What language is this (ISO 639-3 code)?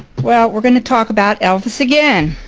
eng